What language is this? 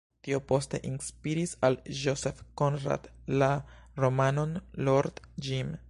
Esperanto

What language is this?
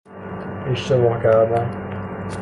Persian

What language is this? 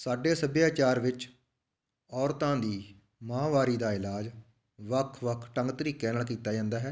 Punjabi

